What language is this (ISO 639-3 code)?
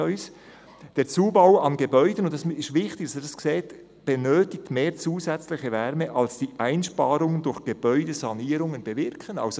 gsw